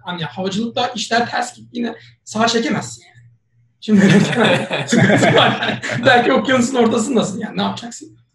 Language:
Turkish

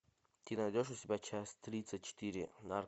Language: Russian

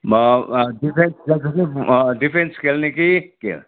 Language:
Nepali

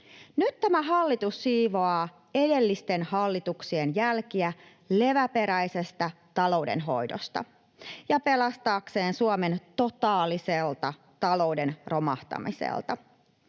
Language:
Finnish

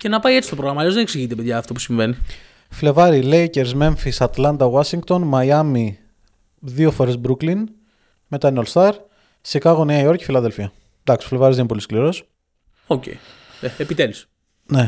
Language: Greek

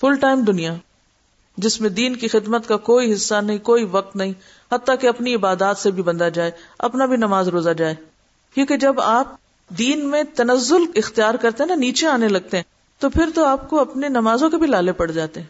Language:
Urdu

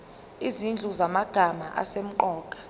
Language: Zulu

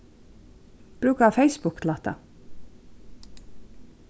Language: Faroese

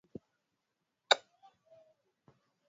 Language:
Swahili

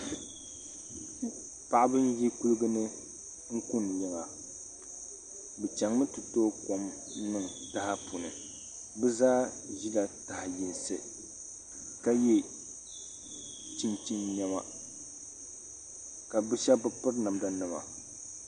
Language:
Dagbani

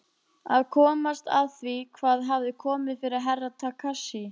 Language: Icelandic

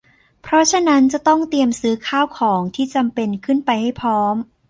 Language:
Thai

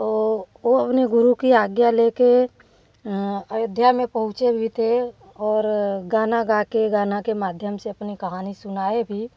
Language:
Hindi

